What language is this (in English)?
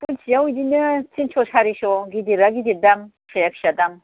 Bodo